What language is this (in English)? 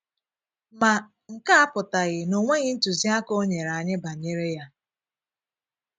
Igbo